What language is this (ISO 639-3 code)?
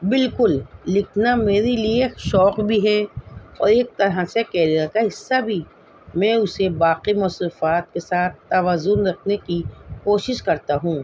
urd